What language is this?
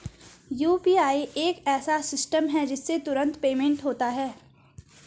Hindi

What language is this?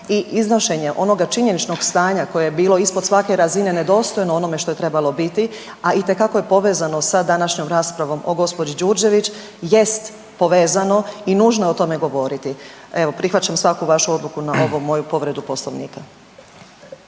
Croatian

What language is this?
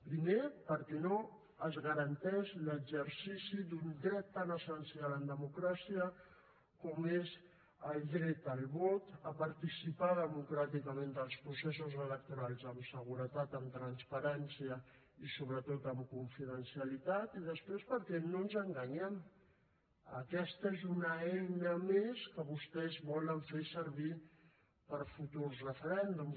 Catalan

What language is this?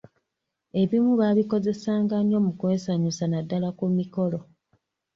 Ganda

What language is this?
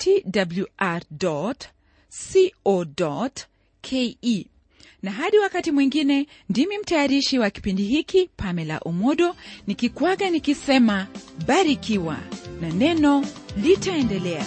Swahili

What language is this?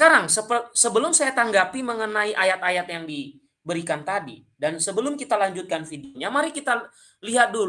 Indonesian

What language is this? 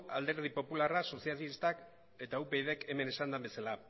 Basque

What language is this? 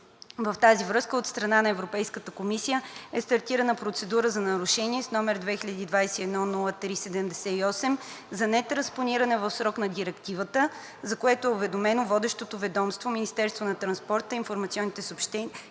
Bulgarian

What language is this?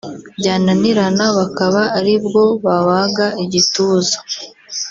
Kinyarwanda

